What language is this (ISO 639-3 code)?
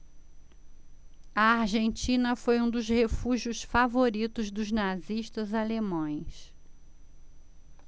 por